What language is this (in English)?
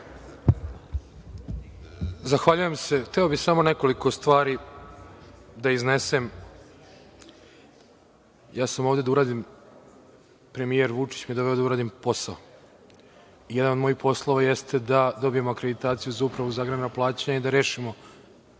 Serbian